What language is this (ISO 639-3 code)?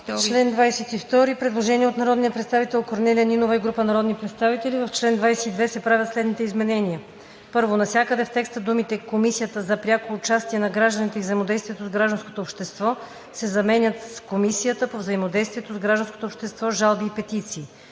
bul